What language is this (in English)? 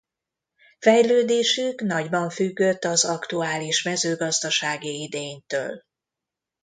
Hungarian